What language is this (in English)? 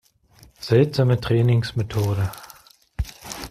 German